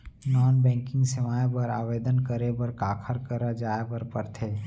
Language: Chhattisgarhi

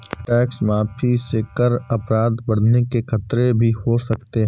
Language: Hindi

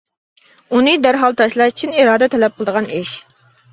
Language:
Uyghur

